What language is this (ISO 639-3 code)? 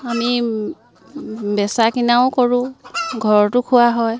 asm